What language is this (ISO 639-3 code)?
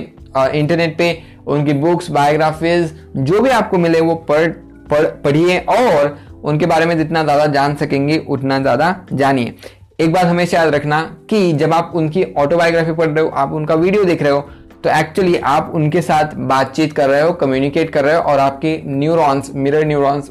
hin